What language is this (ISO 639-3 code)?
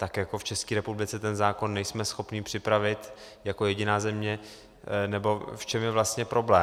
ces